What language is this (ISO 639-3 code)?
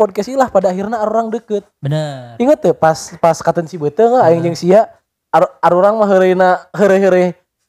ind